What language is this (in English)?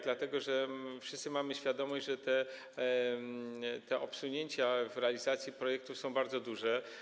Polish